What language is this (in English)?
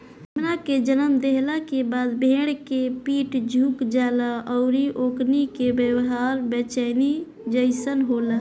Bhojpuri